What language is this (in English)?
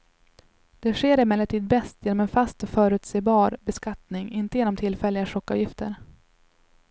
Swedish